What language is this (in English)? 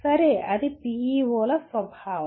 Telugu